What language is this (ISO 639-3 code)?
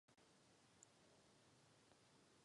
ces